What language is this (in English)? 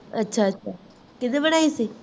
Punjabi